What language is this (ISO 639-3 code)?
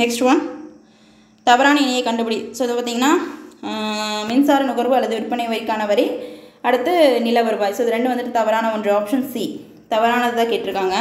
tam